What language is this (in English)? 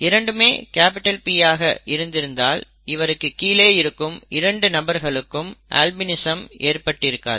Tamil